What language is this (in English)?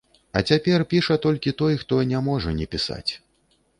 Belarusian